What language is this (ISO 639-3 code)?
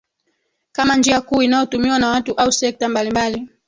swa